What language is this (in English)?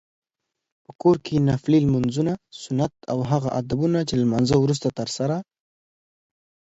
Pashto